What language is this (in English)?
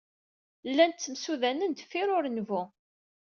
Kabyle